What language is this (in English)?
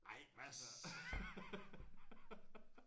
Danish